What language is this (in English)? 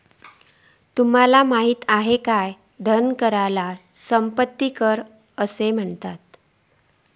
Marathi